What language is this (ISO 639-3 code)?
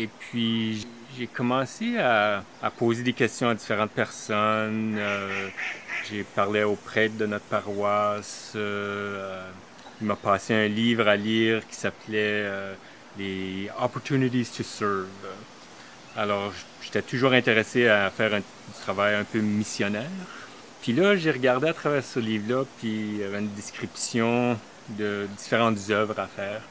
fra